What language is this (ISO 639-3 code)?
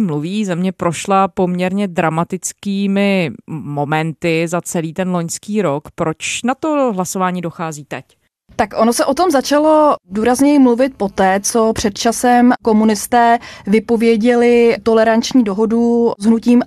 ces